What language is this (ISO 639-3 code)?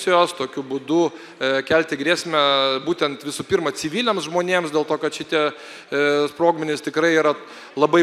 lit